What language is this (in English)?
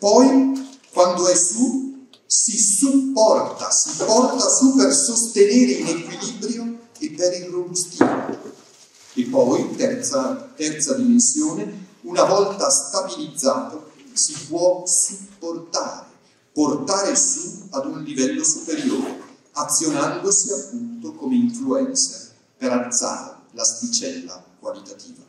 Italian